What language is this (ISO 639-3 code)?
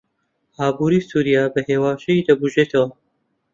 ckb